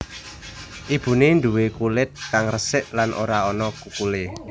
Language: Javanese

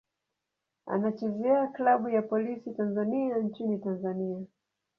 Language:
Swahili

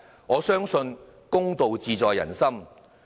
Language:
Cantonese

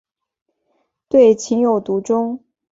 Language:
Chinese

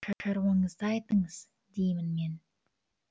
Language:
Kazakh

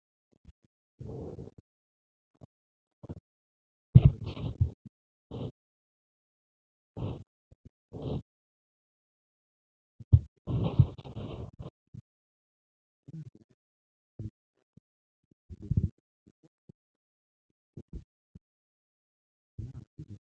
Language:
Amharic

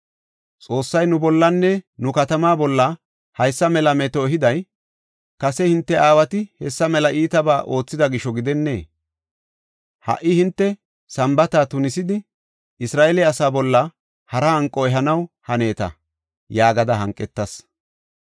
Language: Gofa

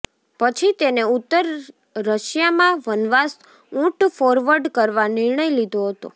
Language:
Gujarati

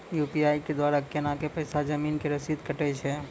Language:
Maithili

